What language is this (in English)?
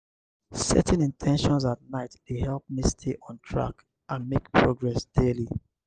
Nigerian Pidgin